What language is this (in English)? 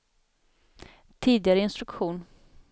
Swedish